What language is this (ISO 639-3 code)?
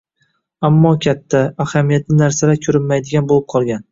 uzb